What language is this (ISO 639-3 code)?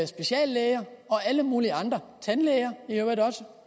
dan